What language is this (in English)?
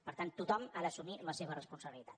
Catalan